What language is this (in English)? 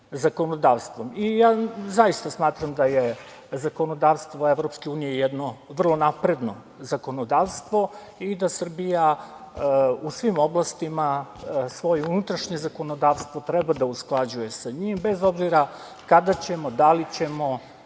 Serbian